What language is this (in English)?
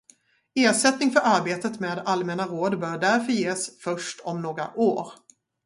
Swedish